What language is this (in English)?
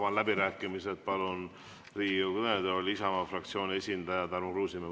Estonian